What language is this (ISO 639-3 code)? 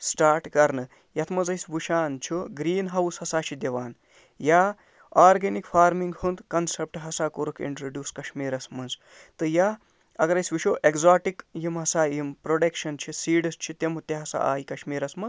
kas